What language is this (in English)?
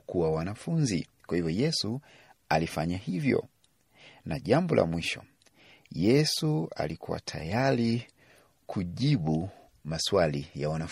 Swahili